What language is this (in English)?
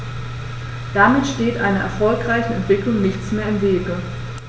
German